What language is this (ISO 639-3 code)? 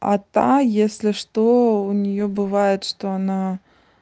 rus